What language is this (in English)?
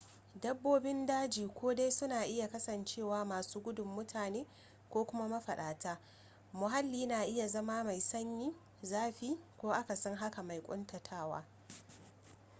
Hausa